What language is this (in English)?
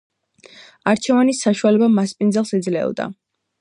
Georgian